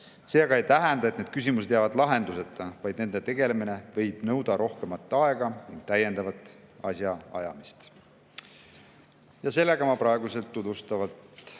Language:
Estonian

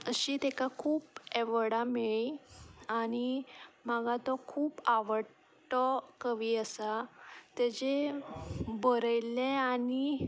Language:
Konkani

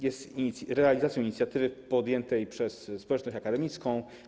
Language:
Polish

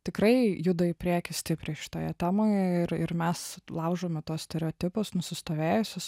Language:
Lithuanian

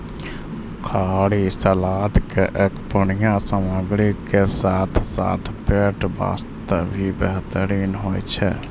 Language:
Maithili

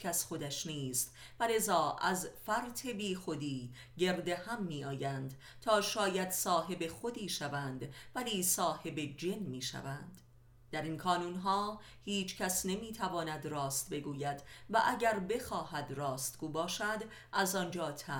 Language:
Persian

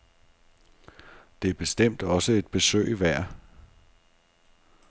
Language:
Danish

